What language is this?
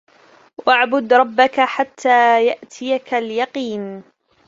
Arabic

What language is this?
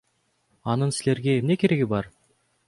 Kyrgyz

